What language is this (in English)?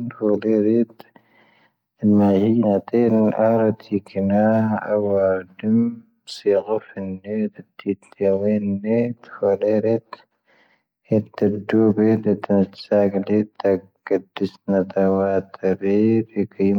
Tahaggart Tamahaq